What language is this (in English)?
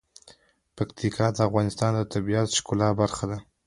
Pashto